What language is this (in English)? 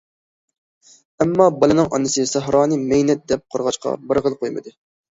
Uyghur